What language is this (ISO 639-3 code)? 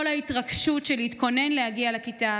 heb